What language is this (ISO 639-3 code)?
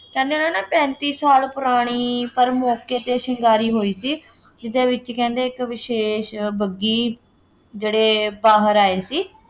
pan